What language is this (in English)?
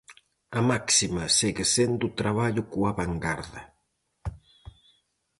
Galician